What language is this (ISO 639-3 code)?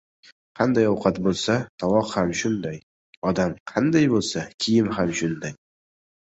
uzb